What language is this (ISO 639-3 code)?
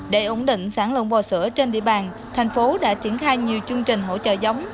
vie